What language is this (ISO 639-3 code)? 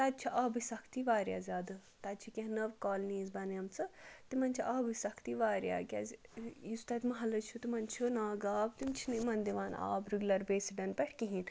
kas